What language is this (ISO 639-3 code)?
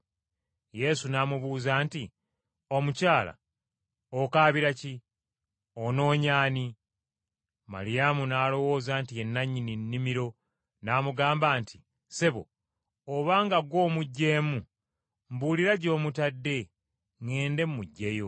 lug